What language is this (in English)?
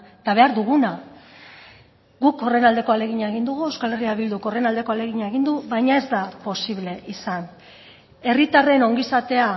Basque